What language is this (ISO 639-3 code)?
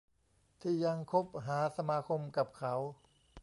tha